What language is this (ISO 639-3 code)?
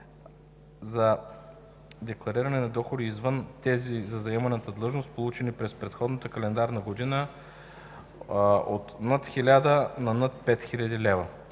bul